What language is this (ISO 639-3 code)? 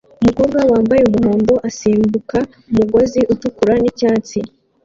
kin